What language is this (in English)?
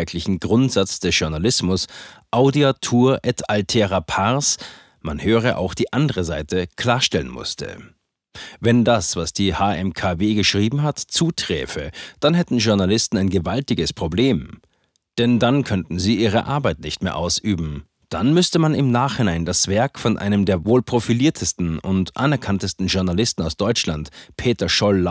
German